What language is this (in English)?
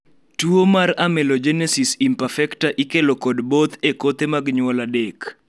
Luo (Kenya and Tanzania)